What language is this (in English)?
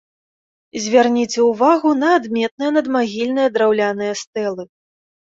Belarusian